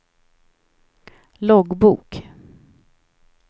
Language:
Swedish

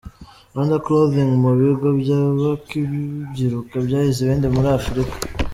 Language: Kinyarwanda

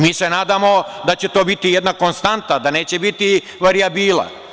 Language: Serbian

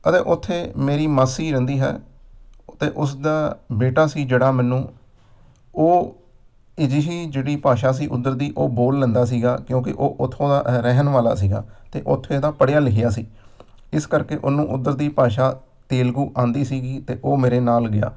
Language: Punjabi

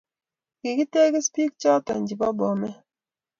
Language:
Kalenjin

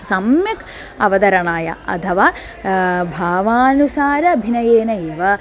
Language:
Sanskrit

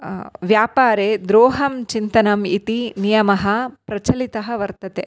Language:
Sanskrit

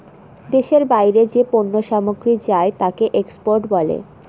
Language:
Bangla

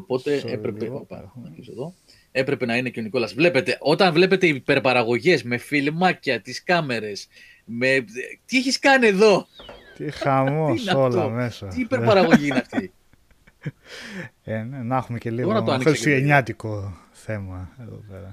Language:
Greek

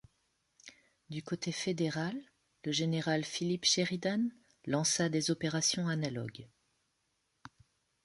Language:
French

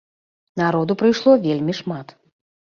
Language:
Belarusian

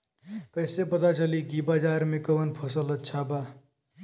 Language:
Bhojpuri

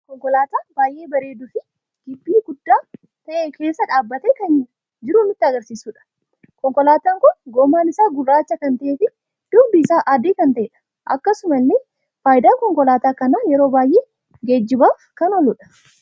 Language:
Oromo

